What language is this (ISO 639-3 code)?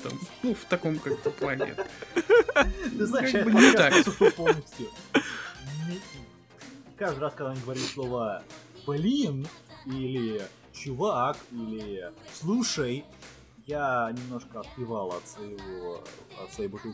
rus